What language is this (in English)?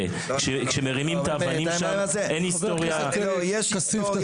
Hebrew